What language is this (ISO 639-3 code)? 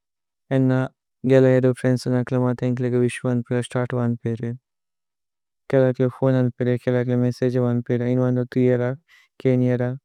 tcy